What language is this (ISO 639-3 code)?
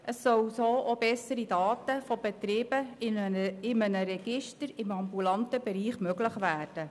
gsw